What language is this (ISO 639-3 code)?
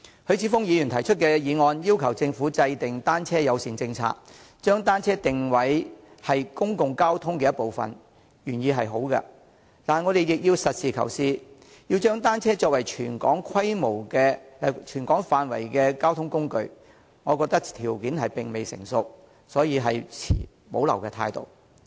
yue